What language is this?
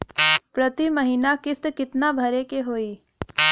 Bhojpuri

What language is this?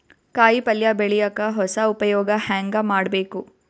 Kannada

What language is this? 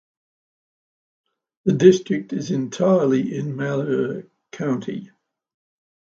English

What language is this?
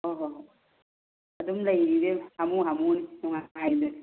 Manipuri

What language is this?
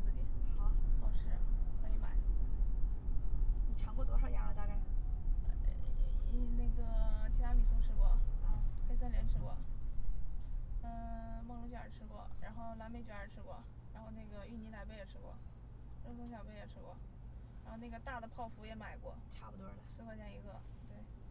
Chinese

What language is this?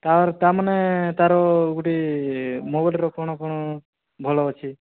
Odia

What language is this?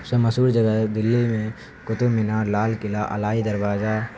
Urdu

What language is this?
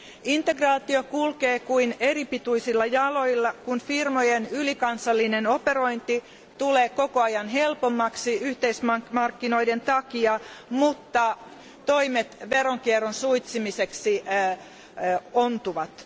Finnish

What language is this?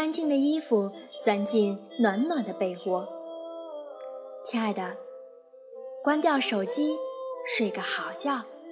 Chinese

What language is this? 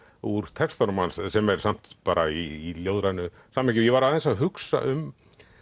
Icelandic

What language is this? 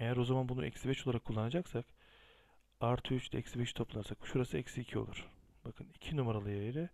Turkish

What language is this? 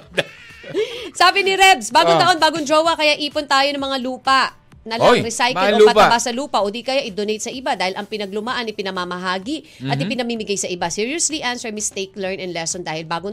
Filipino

